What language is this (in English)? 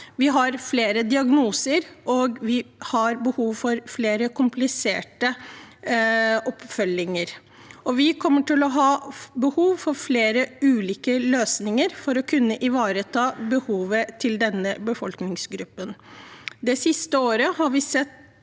Norwegian